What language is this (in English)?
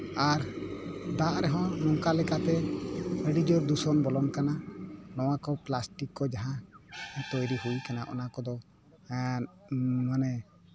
Santali